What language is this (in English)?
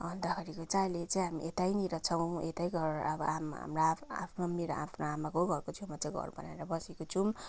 Nepali